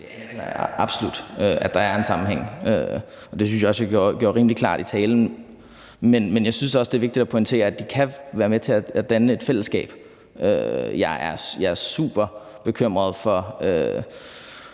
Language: Danish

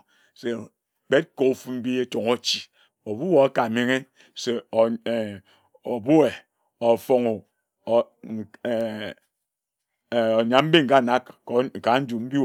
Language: Ejagham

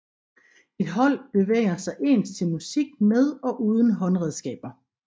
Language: Danish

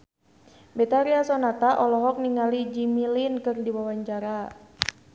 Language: Sundanese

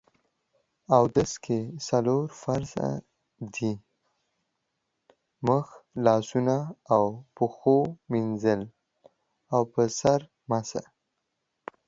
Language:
Pashto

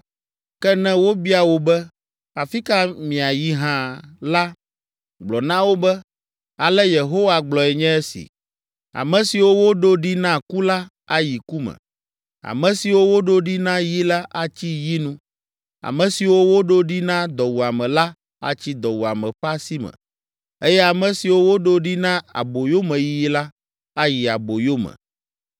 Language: Ewe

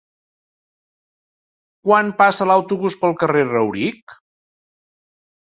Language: Catalan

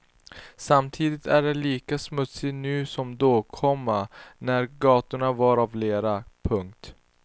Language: Swedish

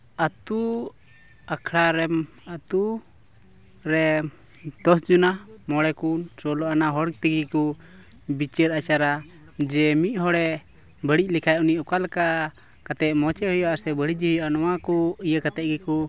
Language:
Santali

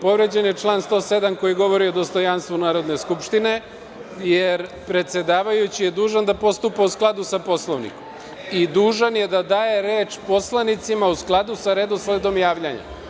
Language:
Serbian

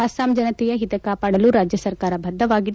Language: Kannada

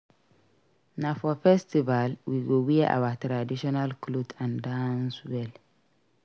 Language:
Nigerian Pidgin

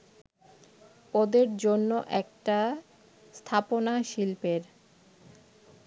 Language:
Bangla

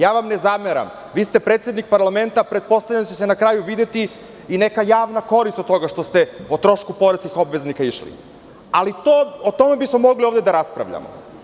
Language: Serbian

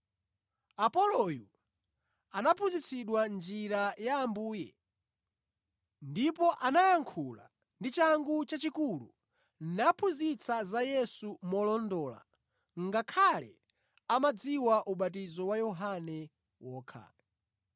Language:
Nyanja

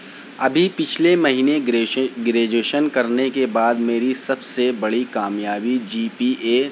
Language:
Urdu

